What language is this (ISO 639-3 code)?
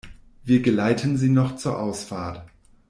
deu